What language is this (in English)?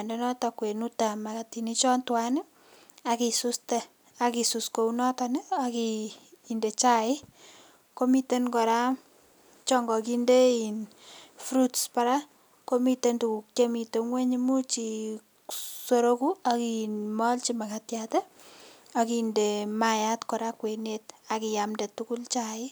Kalenjin